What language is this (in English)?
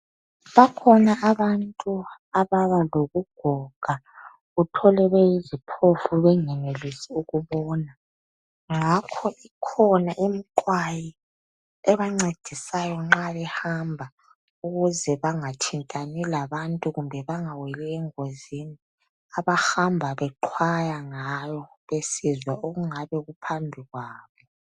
North Ndebele